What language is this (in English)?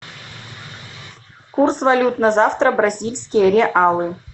Russian